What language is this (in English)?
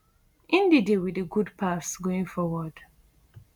Nigerian Pidgin